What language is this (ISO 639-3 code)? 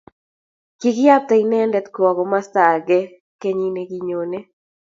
kln